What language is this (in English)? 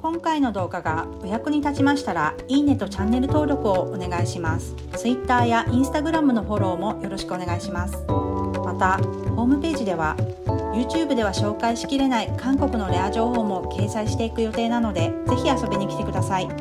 Japanese